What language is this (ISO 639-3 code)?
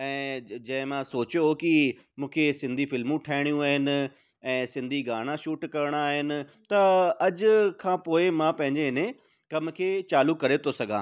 snd